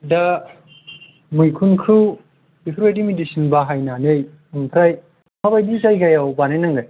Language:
Bodo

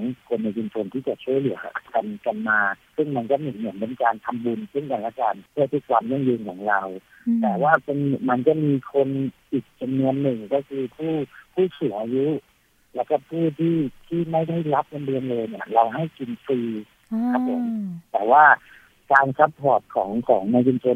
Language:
Thai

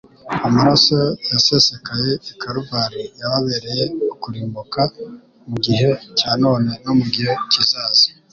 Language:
Kinyarwanda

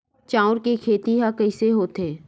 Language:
Chhattisgarhi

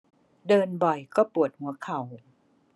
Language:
Thai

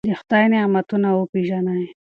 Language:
Pashto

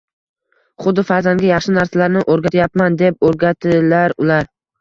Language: Uzbek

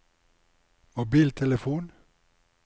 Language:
Norwegian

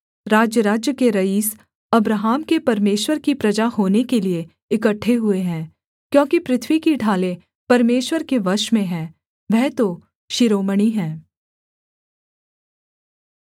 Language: Hindi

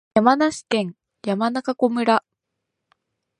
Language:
Japanese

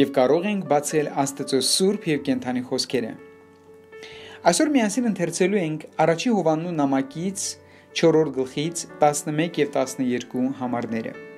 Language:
Turkish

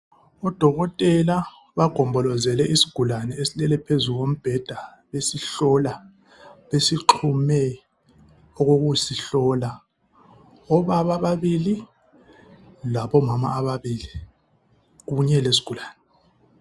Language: North Ndebele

